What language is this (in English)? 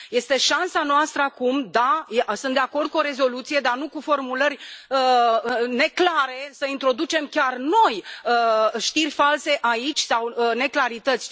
Romanian